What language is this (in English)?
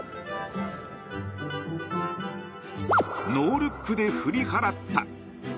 Japanese